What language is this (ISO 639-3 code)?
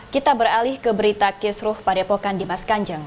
ind